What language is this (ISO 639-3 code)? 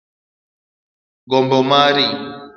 luo